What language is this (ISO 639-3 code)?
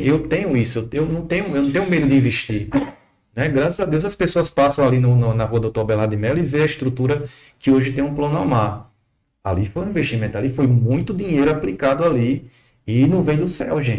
por